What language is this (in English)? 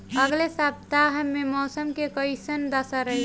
Bhojpuri